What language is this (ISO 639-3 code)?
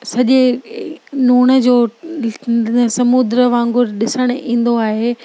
snd